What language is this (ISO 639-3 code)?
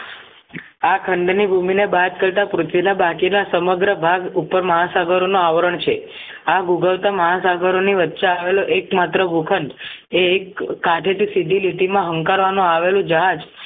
guj